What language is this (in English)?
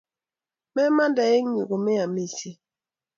Kalenjin